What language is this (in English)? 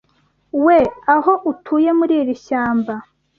Kinyarwanda